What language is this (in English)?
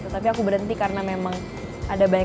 Indonesian